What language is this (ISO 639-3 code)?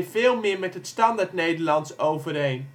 nld